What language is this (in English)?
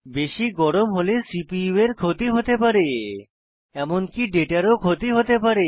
Bangla